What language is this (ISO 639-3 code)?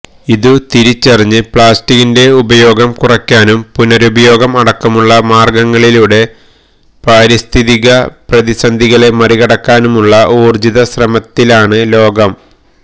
mal